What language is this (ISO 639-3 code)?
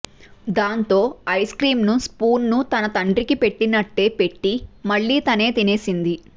tel